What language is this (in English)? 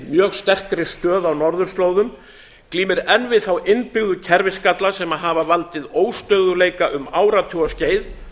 Icelandic